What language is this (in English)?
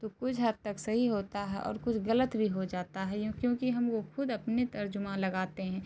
Urdu